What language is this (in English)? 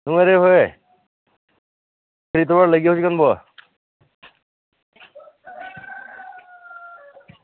Manipuri